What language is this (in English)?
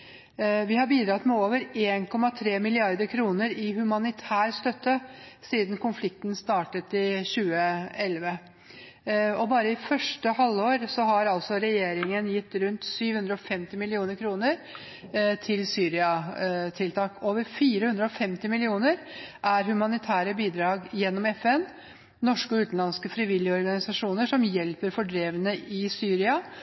Norwegian Bokmål